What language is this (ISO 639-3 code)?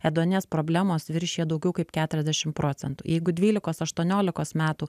lit